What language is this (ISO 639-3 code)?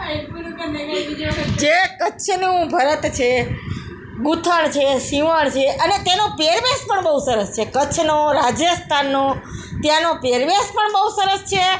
guj